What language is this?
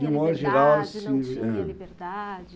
Portuguese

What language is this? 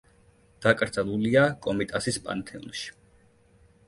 Georgian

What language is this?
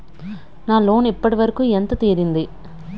Telugu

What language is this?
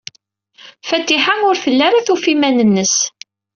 Kabyle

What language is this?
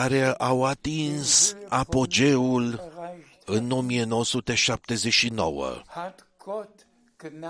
Romanian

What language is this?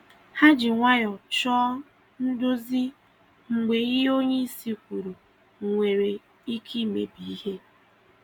Igbo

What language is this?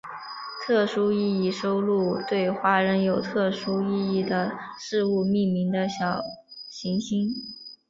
Chinese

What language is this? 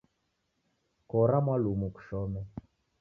Taita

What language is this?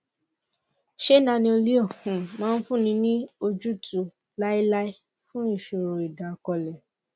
Yoruba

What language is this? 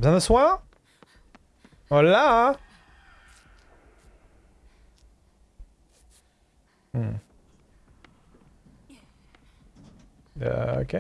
French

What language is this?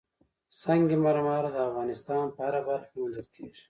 Pashto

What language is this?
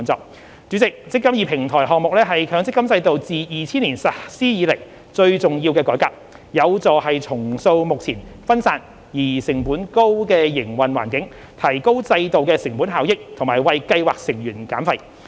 Cantonese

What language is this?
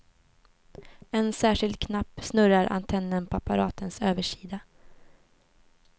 Swedish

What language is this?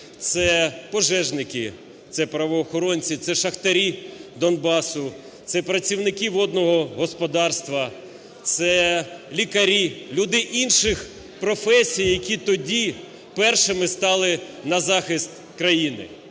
Ukrainian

